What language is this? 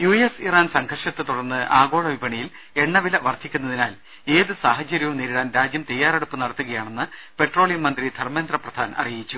Malayalam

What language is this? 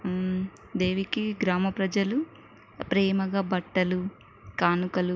Telugu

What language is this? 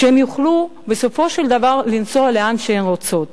Hebrew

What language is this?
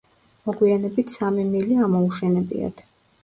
Georgian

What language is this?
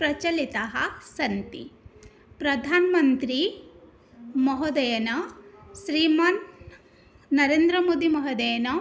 Sanskrit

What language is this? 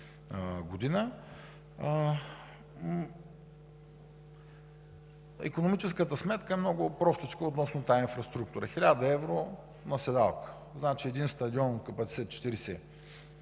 Bulgarian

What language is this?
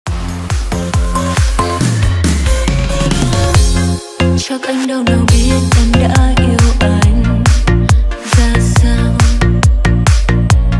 Vietnamese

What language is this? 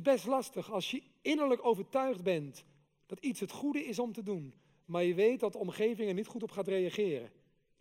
Dutch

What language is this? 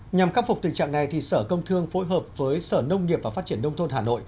Vietnamese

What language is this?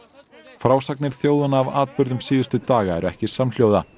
Icelandic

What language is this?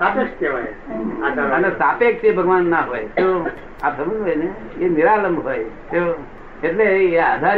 Gujarati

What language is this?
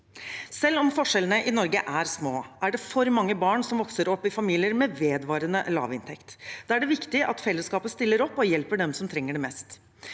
Norwegian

